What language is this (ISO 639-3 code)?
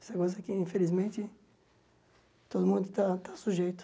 por